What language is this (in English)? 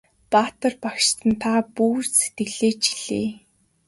Mongolian